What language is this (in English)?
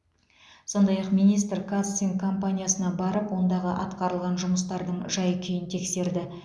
Kazakh